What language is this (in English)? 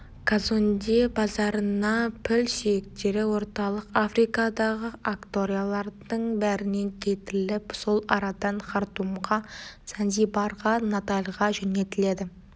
Kazakh